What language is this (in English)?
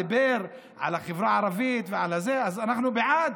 Hebrew